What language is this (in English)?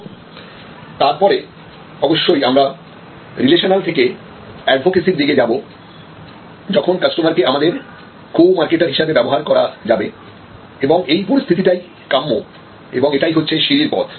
Bangla